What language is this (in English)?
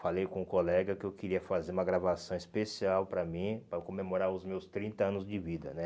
Portuguese